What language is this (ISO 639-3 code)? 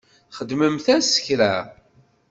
kab